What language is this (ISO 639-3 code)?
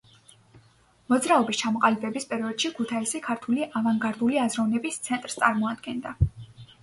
kat